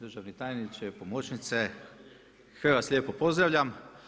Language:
Croatian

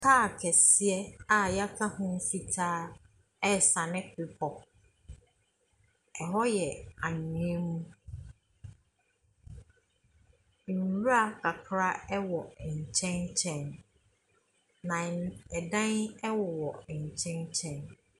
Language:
Akan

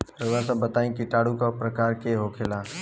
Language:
Bhojpuri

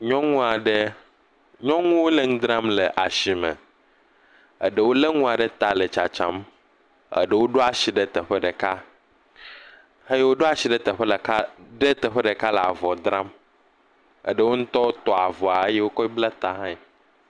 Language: Ewe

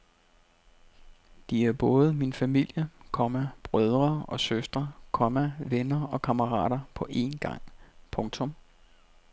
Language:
Danish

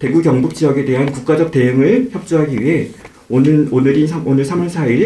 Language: Korean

